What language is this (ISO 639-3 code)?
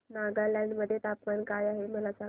mar